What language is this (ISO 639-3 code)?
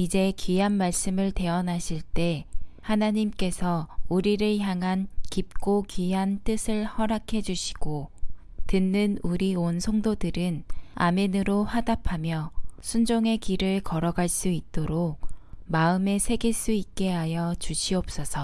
kor